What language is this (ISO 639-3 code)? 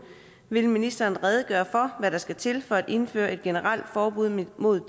dan